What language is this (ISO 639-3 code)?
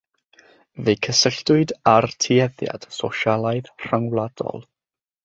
cym